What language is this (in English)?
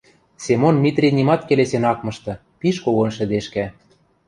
Western Mari